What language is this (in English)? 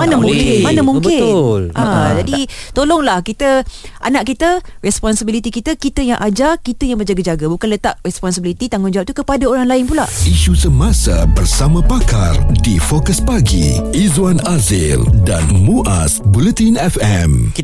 Malay